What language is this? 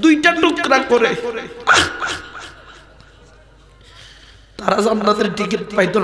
Arabic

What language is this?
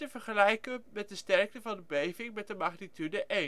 Dutch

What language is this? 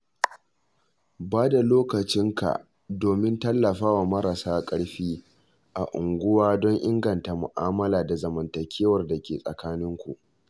Hausa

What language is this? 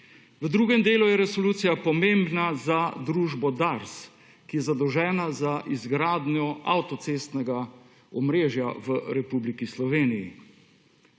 Slovenian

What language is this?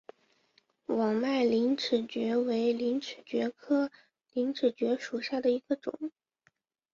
Chinese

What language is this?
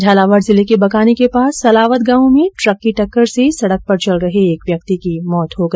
Hindi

